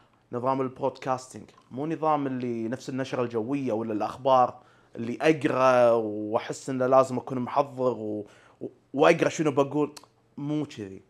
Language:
Arabic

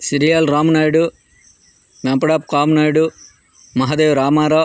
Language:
Telugu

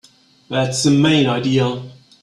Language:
English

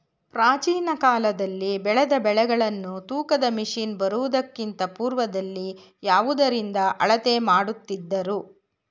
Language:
Kannada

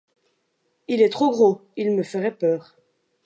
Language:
French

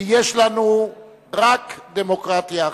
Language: Hebrew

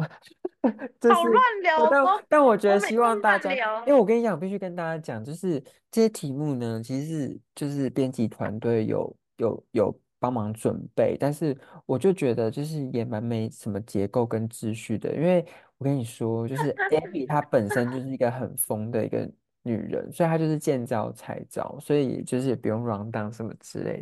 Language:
Chinese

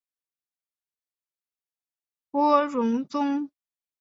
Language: Chinese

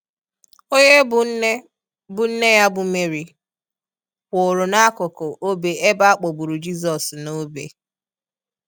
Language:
Igbo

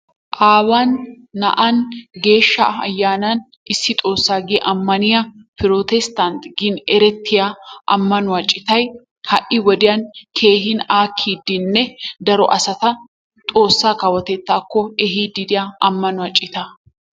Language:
Wolaytta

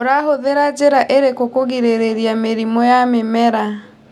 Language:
Kikuyu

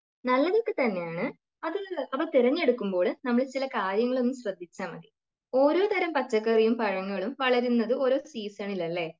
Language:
Malayalam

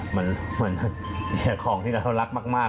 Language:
Thai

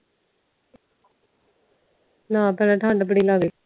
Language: Punjabi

